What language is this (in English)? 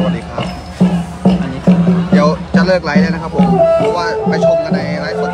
Thai